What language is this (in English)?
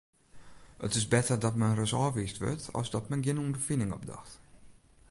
Western Frisian